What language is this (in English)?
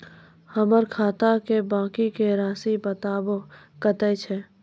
Maithili